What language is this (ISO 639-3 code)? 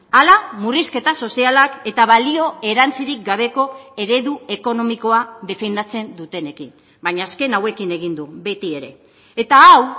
eus